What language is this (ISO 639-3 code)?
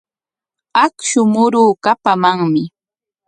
qwa